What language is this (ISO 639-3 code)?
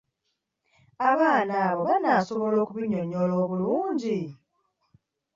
lug